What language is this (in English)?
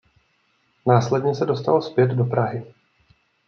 Czech